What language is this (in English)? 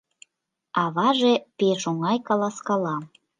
Mari